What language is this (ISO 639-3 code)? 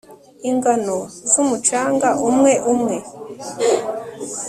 kin